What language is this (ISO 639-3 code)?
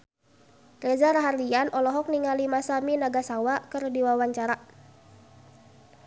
sun